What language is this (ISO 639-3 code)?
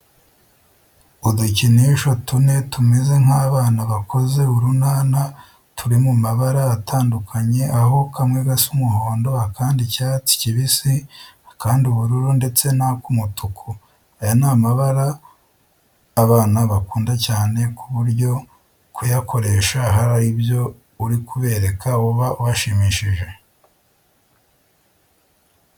kin